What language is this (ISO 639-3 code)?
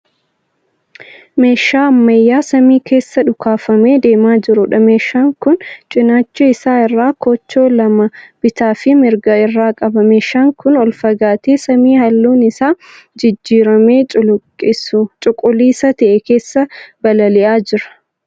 orm